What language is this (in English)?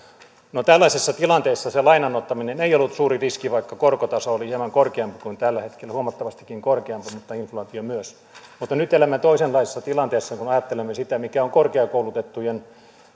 Finnish